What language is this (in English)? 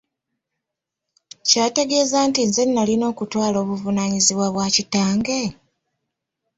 Ganda